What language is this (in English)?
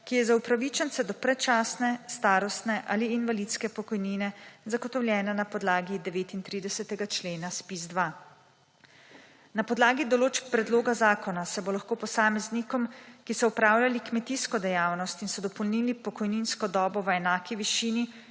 Slovenian